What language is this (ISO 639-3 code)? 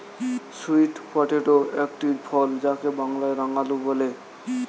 ben